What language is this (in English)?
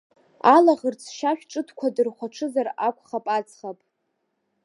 Abkhazian